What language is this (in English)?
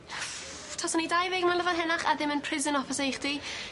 Welsh